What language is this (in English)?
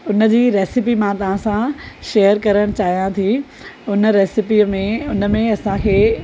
Sindhi